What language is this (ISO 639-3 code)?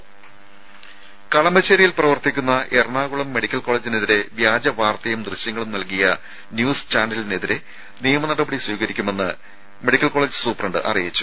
mal